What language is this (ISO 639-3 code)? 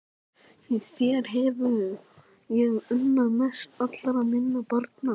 isl